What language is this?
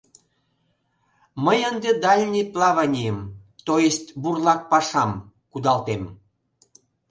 Mari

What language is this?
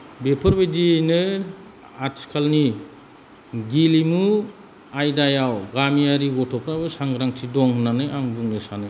Bodo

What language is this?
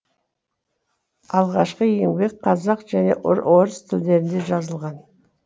Kazakh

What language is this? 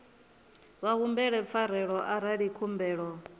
Venda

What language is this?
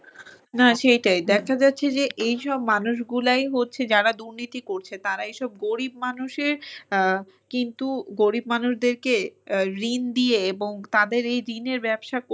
Bangla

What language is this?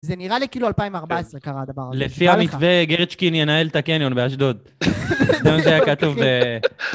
Hebrew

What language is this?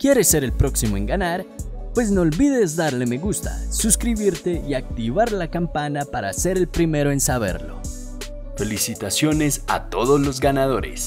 Spanish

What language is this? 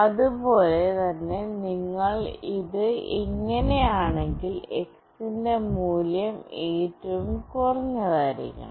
Malayalam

